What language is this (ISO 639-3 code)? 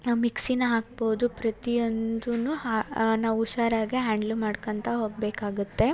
kan